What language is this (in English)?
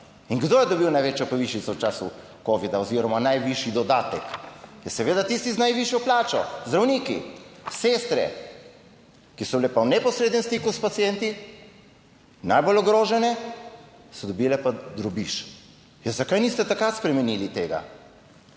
Slovenian